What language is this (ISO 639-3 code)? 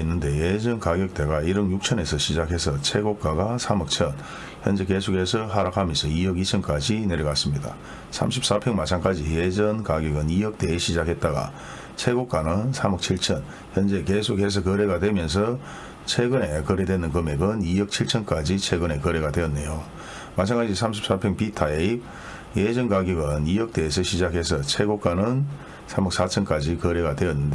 kor